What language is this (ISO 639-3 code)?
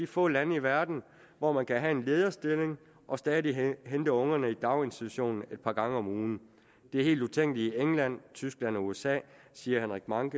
dan